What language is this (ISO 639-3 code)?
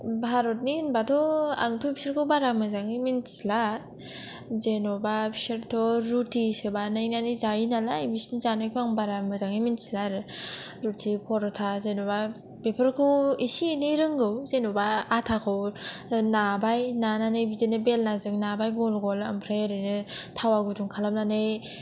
brx